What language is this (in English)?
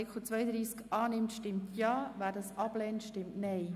Swiss German